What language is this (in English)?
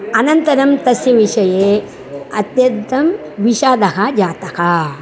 Sanskrit